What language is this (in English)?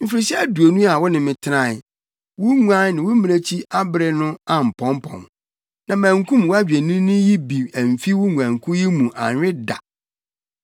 Akan